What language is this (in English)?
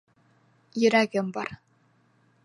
Bashkir